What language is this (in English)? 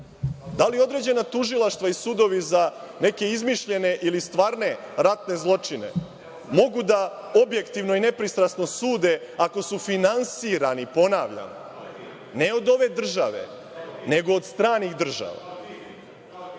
Serbian